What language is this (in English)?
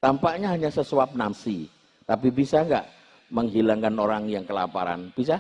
Indonesian